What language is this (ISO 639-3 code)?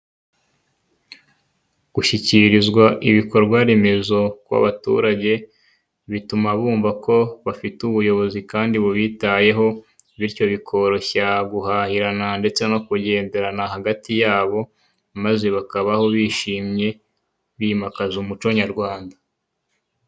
kin